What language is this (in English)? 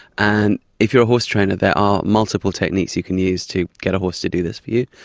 English